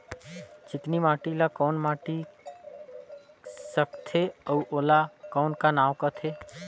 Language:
Chhattisgarhi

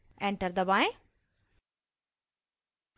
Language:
Hindi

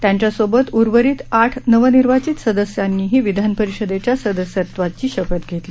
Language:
Marathi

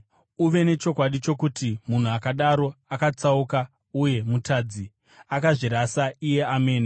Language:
Shona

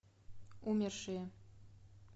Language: Russian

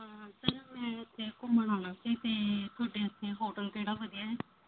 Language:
Punjabi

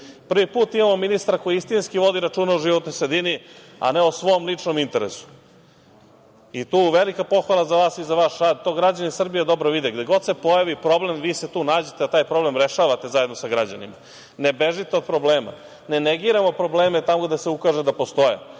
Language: Serbian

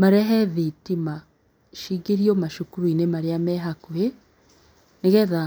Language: Kikuyu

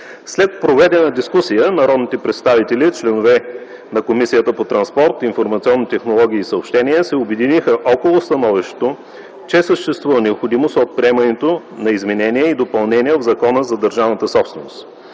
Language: Bulgarian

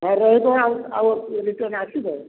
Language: Odia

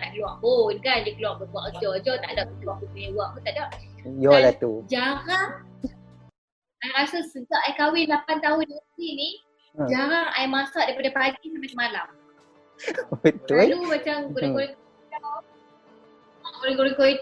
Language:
Malay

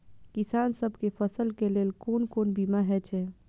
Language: Maithili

